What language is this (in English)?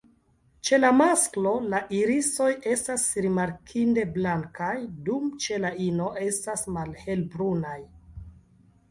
Esperanto